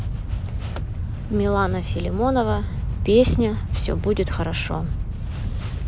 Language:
Russian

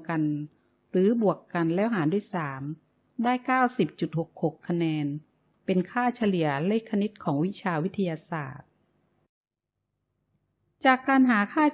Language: Thai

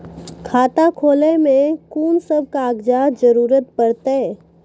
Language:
Maithili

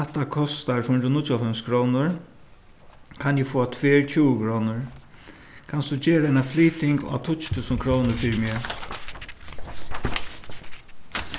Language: Faroese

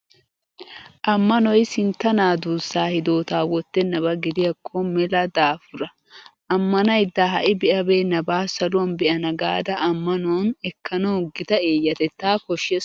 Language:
Wolaytta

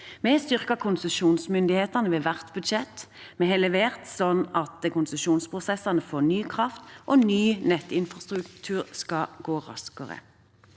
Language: Norwegian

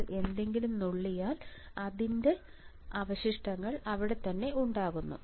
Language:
Malayalam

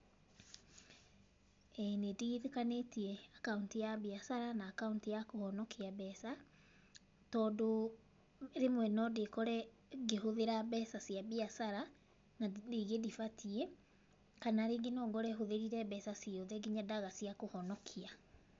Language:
Kikuyu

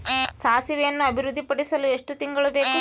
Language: Kannada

